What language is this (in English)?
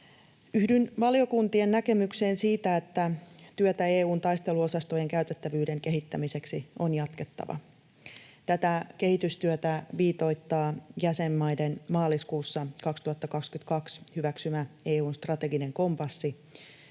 Finnish